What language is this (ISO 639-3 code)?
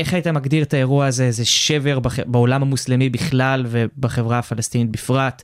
heb